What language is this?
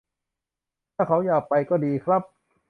Thai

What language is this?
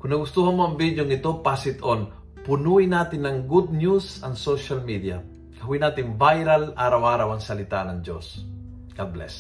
Filipino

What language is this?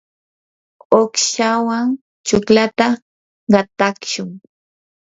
Yanahuanca Pasco Quechua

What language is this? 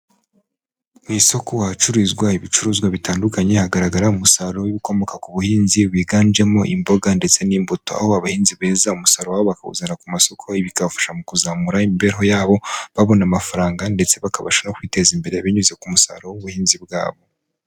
Kinyarwanda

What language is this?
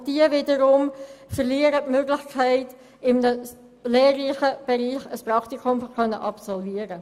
Swiss German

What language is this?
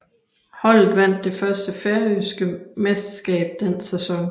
Danish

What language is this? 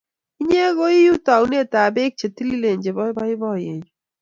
Kalenjin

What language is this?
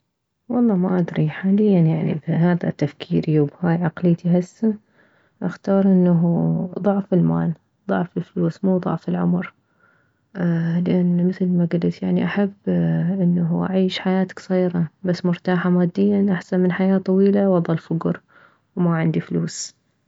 Mesopotamian Arabic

